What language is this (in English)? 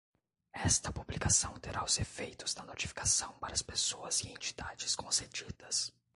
Portuguese